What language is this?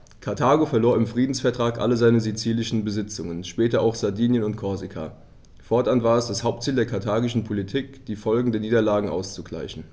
German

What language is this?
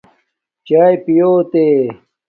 Domaaki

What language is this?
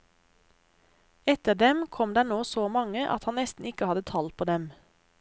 Norwegian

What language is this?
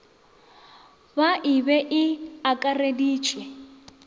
Northern Sotho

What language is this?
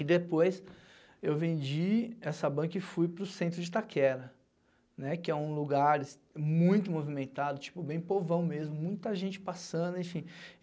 Portuguese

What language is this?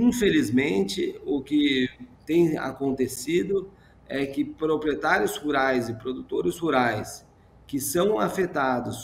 Portuguese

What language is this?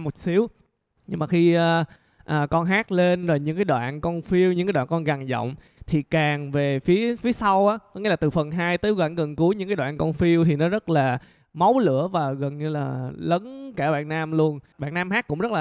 Vietnamese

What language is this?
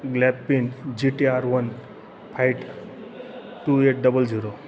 Marathi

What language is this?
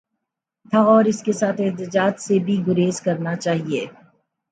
Urdu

